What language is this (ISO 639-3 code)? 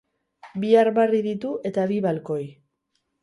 eus